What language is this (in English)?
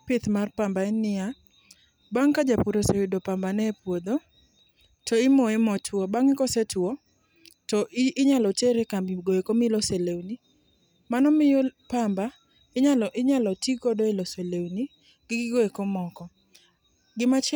Luo (Kenya and Tanzania)